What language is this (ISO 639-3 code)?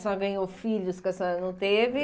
por